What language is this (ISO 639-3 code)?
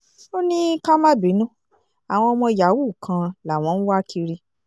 yor